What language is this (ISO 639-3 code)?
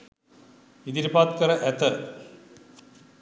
sin